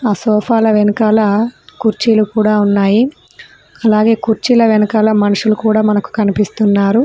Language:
Telugu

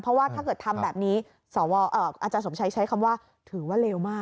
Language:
Thai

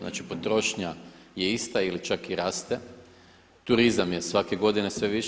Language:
Croatian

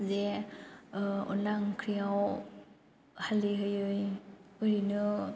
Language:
Bodo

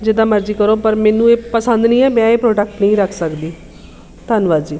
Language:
Punjabi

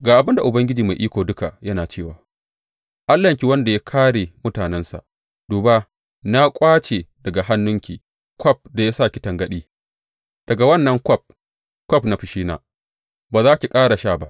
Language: Hausa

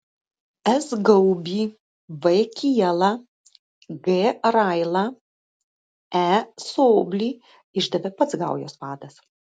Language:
Lithuanian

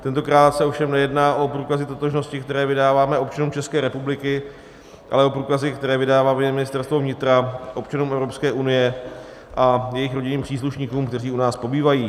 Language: Czech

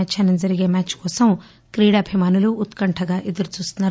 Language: Telugu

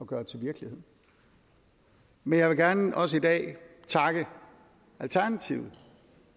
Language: Danish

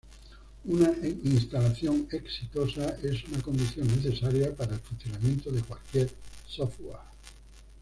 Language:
Spanish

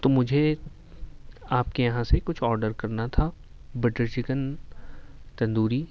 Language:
Urdu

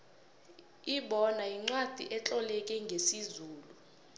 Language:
South Ndebele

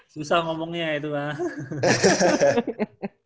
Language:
Indonesian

